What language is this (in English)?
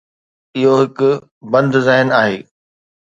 Sindhi